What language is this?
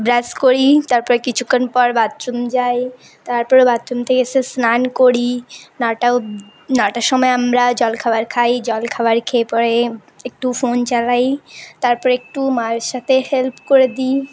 Bangla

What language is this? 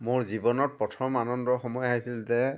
Assamese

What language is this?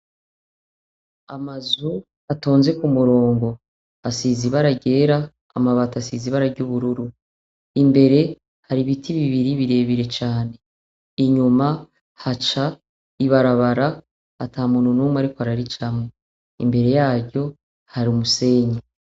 Rundi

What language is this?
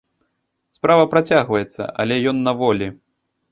Belarusian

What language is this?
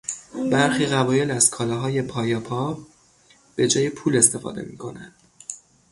Persian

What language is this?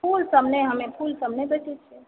Maithili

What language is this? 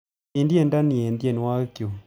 Kalenjin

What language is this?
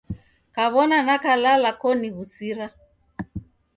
Taita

